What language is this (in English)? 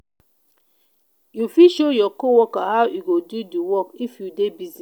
Nigerian Pidgin